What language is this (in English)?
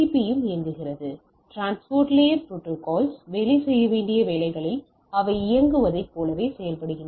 Tamil